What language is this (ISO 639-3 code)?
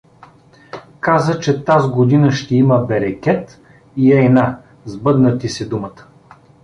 bul